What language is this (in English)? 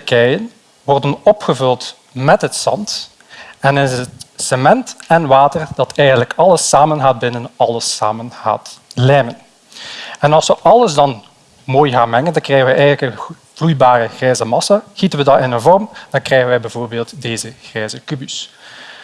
Dutch